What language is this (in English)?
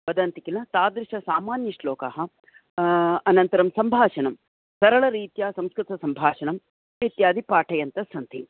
Sanskrit